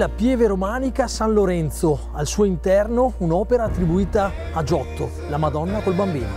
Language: Italian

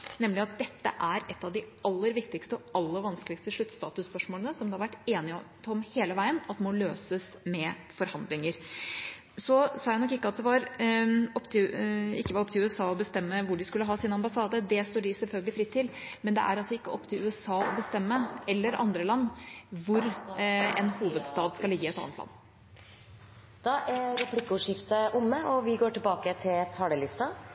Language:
Norwegian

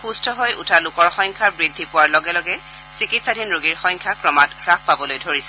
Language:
Assamese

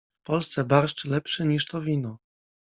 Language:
Polish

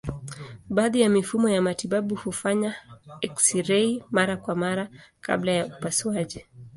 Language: Swahili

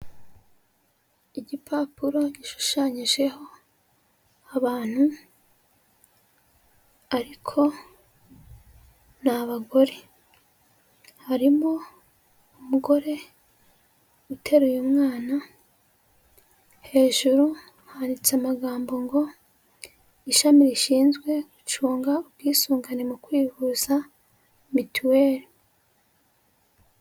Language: Kinyarwanda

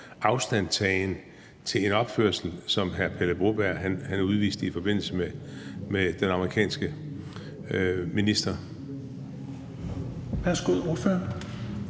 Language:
Danish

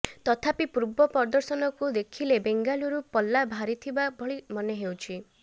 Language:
Odia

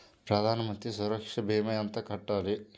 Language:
Telugu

